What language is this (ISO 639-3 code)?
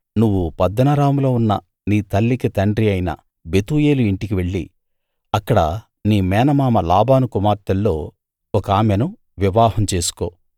tel